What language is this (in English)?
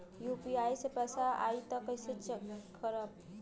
Bhojpuri